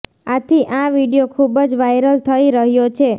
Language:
Gujarati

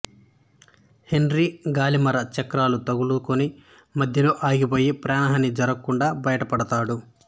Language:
Telugu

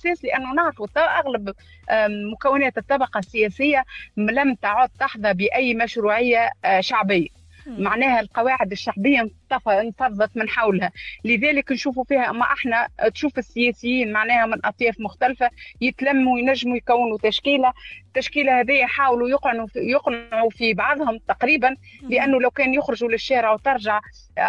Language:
Arabic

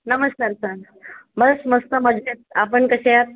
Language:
Marathi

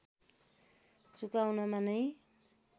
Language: Nepali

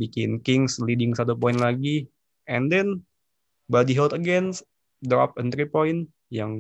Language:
Indonesian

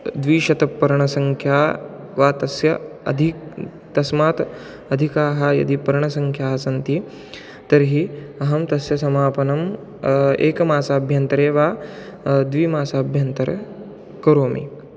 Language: Sanskrit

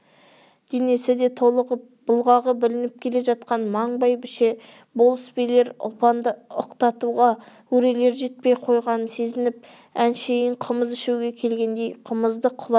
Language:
Kazakh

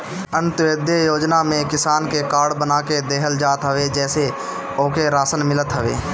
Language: Bhojpuri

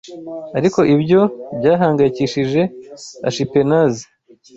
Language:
Kinyarwanda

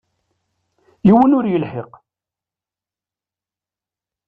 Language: Kabyle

